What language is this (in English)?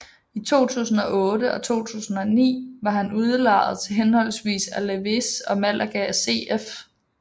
Danish